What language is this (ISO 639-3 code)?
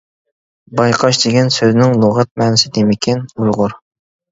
uig